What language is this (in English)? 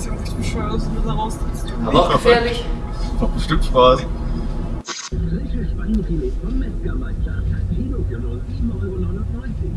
German